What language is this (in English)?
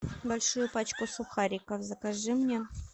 Russian